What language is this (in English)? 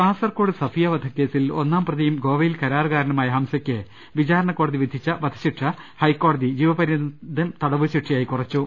Malayalam